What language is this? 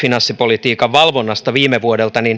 Finnish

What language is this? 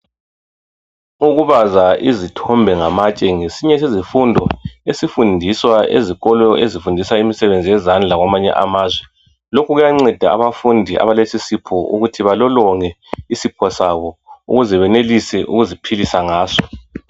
North Ndebele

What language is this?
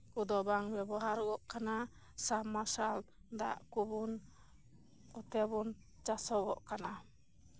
Santali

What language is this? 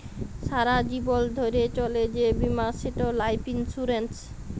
Bangla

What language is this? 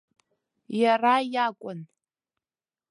Abkhazian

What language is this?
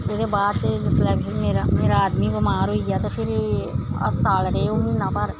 Dogri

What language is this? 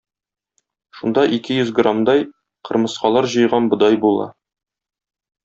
Tatar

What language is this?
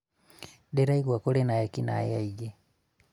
Kikuyu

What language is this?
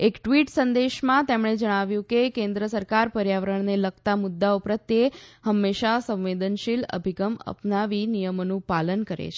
Gujarati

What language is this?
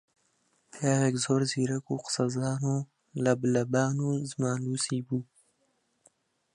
Central Kurdish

